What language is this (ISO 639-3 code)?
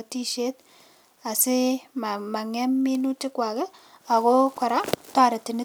kln